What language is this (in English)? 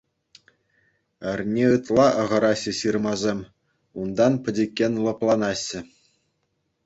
Chuvash